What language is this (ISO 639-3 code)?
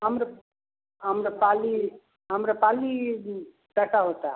hin